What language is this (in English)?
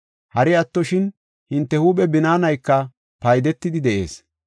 Gofa